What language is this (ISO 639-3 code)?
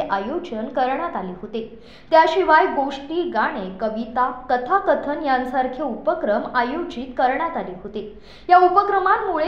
mar